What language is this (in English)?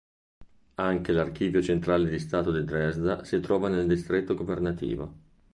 Italian